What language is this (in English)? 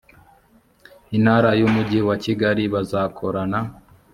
Kinyarwanda